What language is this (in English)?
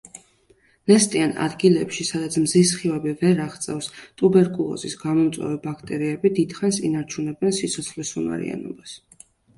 Georgian